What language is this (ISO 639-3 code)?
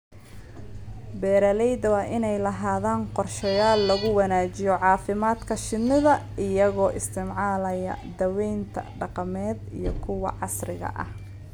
som